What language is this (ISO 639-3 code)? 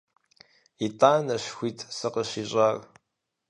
kbd